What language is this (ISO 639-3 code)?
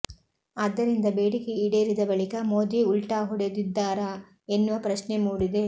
kan